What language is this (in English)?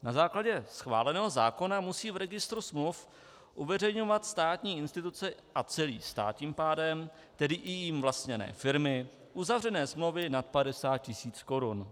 Czech